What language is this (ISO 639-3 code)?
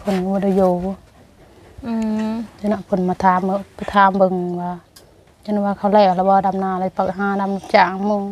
tha